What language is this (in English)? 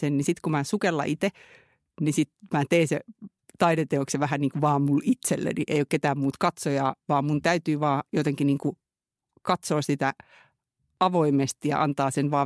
Finnish